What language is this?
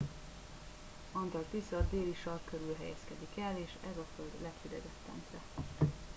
Hungarian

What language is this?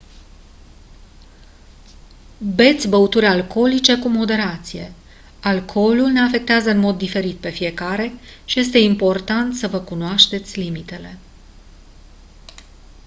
Romanian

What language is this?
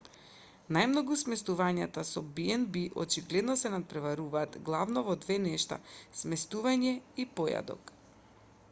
Macedonian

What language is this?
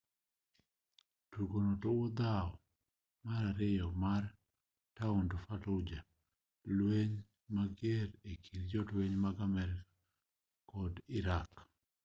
Luo (Kenya and Tanzania)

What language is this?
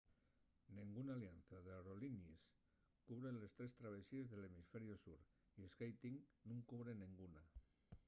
Asturian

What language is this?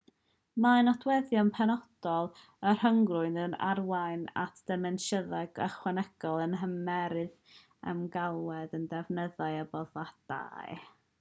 Welsh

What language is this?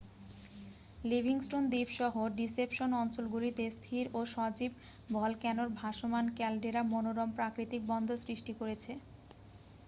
Bangla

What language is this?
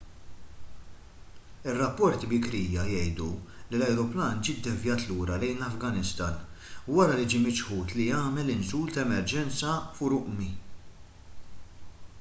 Maltese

